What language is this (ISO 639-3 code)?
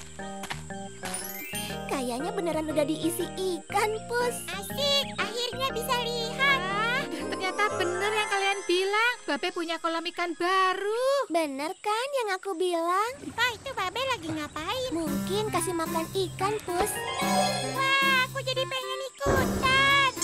ind